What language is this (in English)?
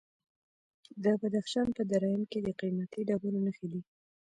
Pashto